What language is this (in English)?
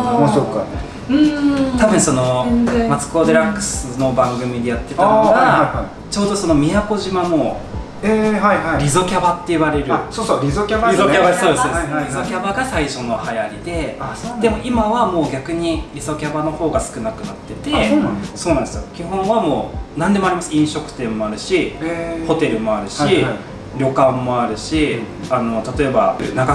Japanese